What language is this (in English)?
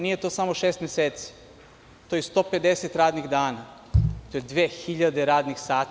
Serbian